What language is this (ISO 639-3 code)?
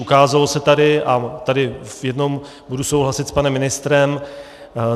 ces